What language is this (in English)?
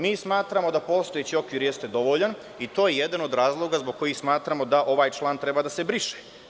Serbian